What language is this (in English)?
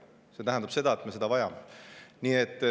Estonian